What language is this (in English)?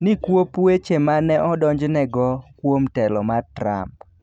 Luo (Kenya and Tanzania)